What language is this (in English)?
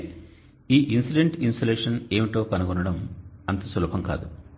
Telugu